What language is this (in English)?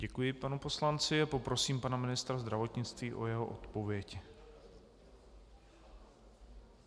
Czech